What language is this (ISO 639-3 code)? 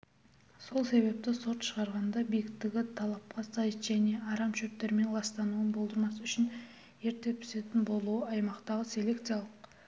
kaz